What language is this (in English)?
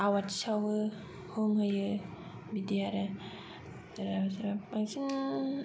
Bodo